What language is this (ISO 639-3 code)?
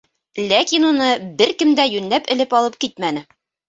bak